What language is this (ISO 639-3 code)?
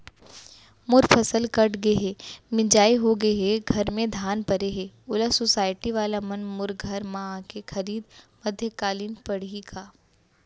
hne